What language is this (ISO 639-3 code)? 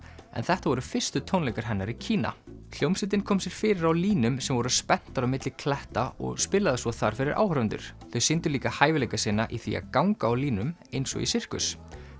isl